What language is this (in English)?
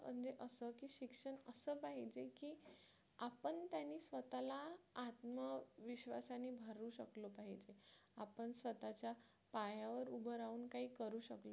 Marathi